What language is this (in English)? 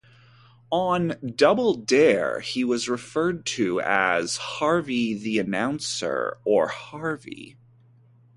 English